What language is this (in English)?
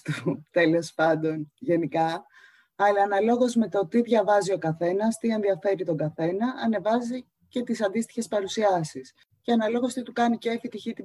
Greek